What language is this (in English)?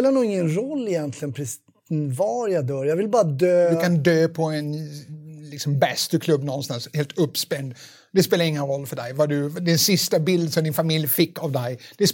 Swedish